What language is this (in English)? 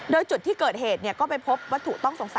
Thai